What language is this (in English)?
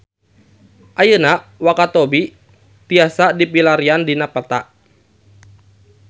Sundanese